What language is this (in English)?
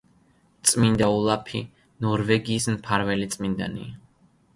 Georgian